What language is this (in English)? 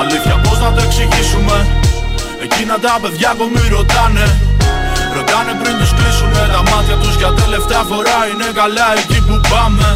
Greek